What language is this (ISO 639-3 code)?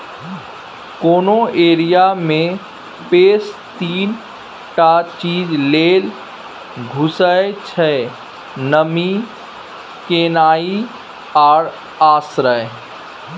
mai